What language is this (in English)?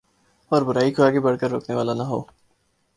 Urdu